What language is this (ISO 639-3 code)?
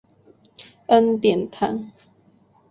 zho